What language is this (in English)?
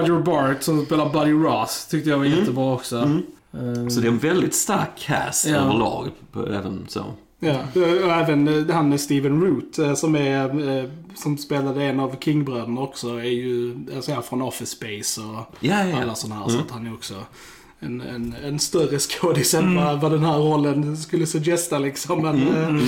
Swedish